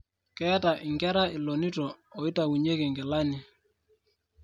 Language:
Masai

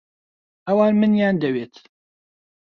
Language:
Central Kurdish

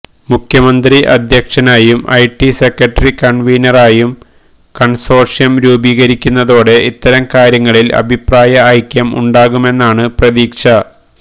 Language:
Malayalam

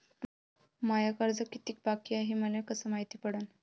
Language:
Marathi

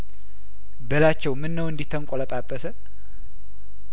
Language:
Amharic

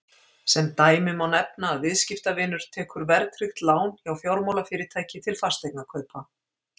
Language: Icelandic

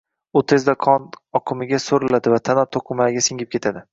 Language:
Uzbek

